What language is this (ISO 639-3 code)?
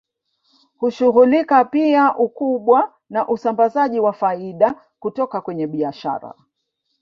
swa